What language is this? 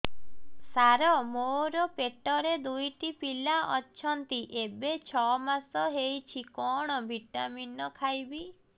Odia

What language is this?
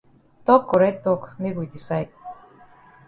Cameroon Pidgin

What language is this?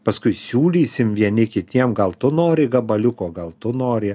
Lithuanian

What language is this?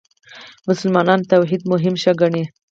Pashto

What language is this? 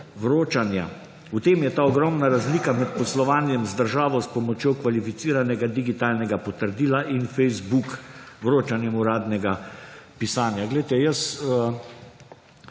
Slovenian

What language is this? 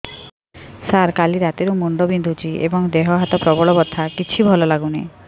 Odia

